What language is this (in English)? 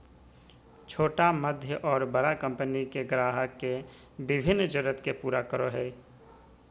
Magahi